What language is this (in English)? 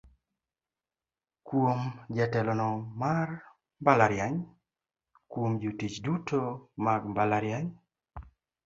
Luo (Kenya and Tanzania)